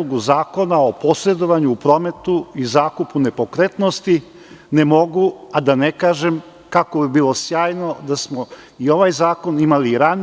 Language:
Serbian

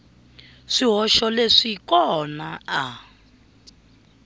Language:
Tsonga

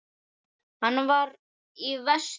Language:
Icelandic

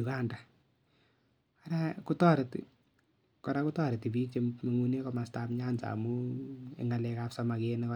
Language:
Kalenjin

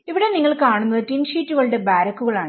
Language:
Malayalam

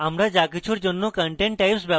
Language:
Bangla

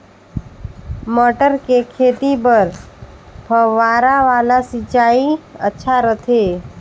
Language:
Chhattisgarhi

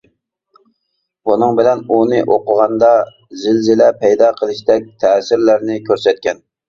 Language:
Uyghur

